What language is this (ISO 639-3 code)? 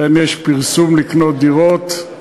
heb